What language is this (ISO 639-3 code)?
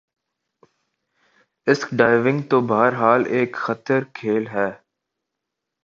urd